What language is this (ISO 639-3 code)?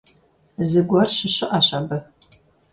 kbd